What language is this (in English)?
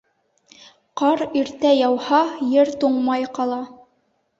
Bashkir